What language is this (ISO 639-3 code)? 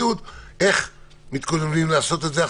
heb